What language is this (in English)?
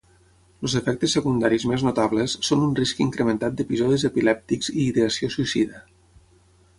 Catalan